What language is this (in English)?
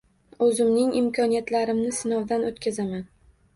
Uzbek